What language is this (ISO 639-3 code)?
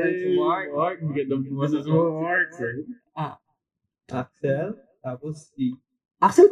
fil